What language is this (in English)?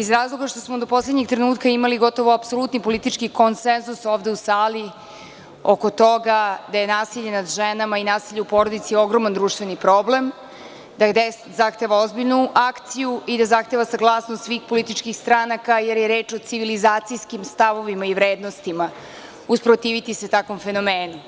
Serbian